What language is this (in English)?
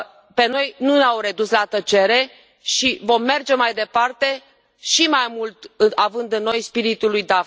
Romanian